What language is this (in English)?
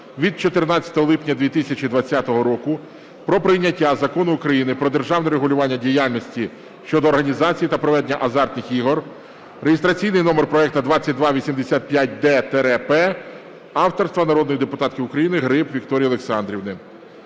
Ukrainian